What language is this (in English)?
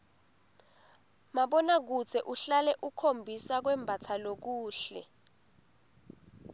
Swati